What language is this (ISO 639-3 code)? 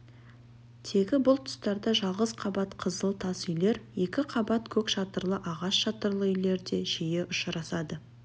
kaz